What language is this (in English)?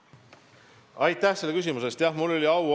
Estonian